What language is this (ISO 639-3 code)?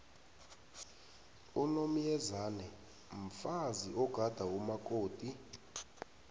nbl